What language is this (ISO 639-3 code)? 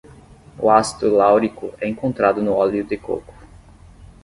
por